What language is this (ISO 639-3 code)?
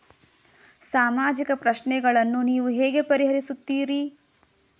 kan